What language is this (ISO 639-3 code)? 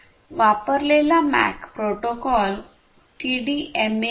mar